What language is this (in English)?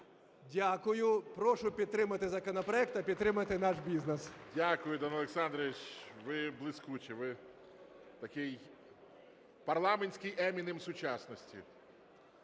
Ukrainian